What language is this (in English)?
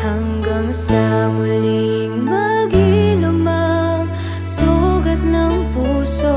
Indonesian